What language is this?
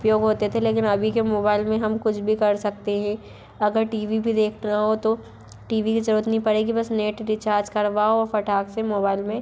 Hindi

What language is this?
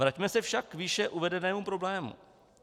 Czech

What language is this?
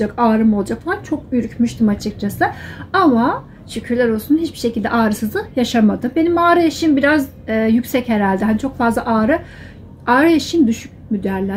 Turkish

